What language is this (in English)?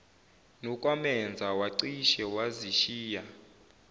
Zulu